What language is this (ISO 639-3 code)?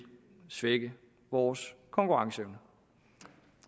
dan